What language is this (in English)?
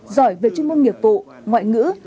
Vietnamese